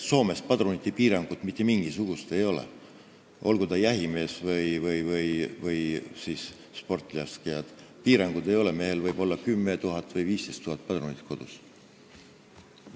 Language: Estonian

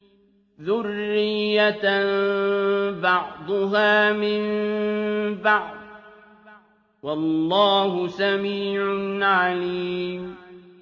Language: Arabic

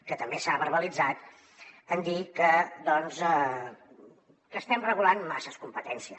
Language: Catalan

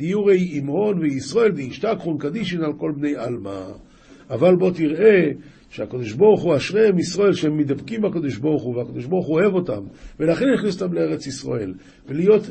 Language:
Hebrew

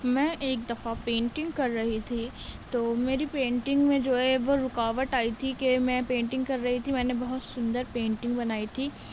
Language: Urdu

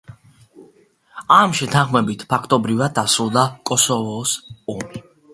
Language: Georgian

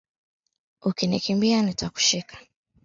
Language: Swahili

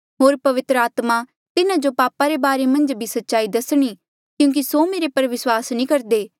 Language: Mandeali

